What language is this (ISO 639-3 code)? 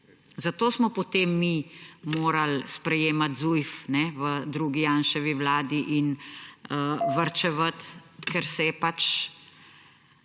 slv